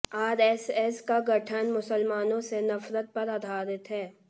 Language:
Hindi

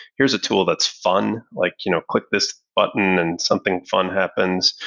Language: English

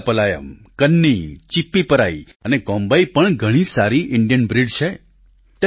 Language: Gujarati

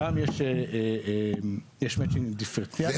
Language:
Hebrew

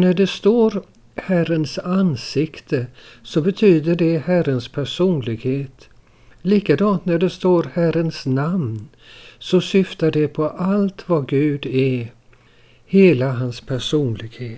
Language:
Swedish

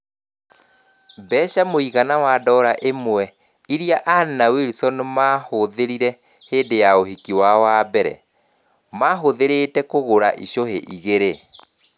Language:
Kikuyu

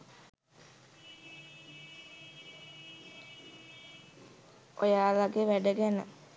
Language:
Sinhala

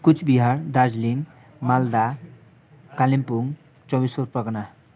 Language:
Nepali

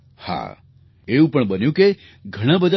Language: Gujarati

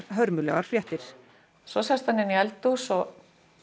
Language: Icelandic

